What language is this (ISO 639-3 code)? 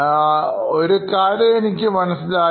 mal